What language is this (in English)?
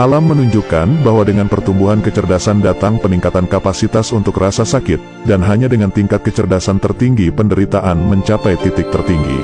Indonesian